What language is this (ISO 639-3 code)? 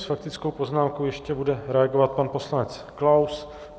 ces